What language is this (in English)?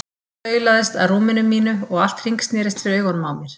Icelandic